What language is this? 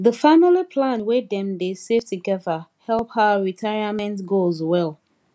Nigerian Pidgin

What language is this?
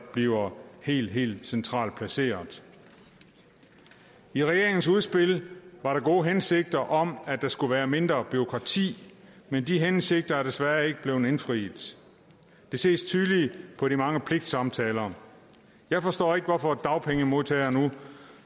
Danish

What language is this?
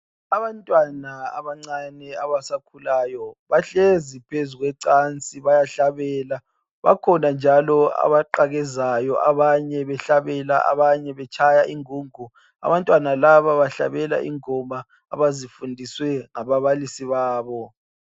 North Ndebele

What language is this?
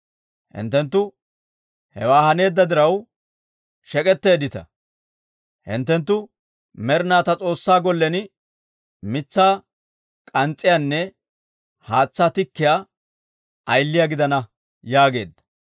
Dawro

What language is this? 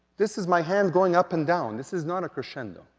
English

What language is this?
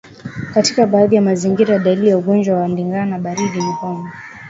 Swahili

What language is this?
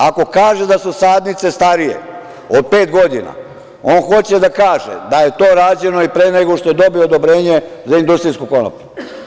Serbian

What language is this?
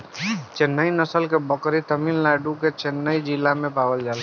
Bhojpuri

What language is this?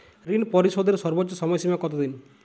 Bangla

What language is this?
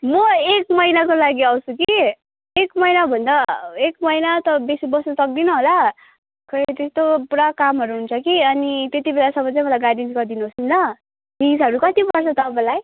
Nepali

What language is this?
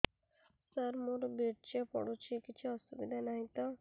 Odia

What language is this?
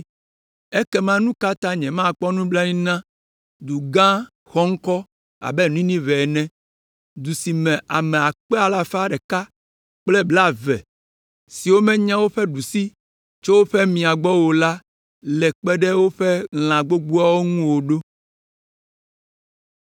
Ewe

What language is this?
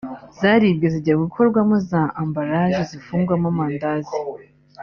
Kinyarwanda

